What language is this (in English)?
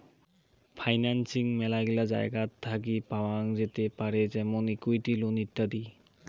Bangla